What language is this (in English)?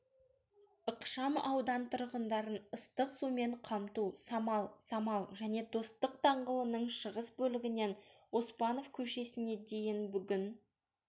Kazakh